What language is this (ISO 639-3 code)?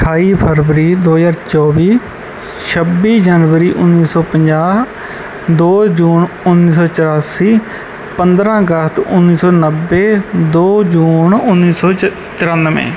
pan